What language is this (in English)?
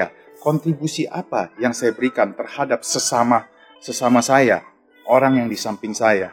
Indonesian